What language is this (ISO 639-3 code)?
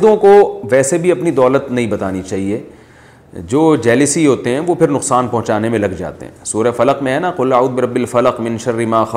urd